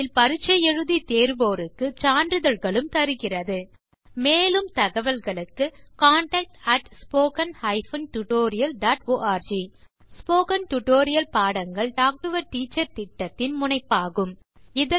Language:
Tamil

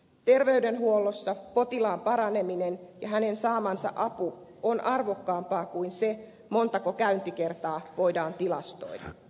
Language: Finnish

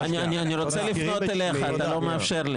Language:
Hebrew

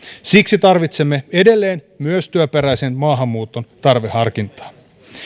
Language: Finnish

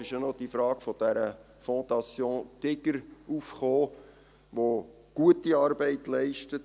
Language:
Swiss German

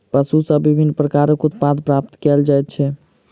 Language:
Maithili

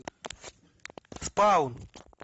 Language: Russian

